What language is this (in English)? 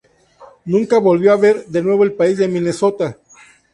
Spanish